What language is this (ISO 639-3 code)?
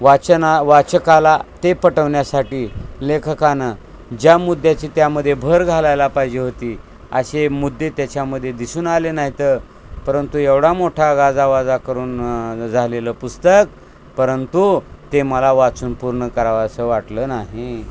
mar